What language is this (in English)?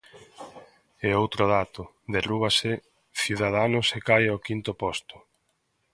Galician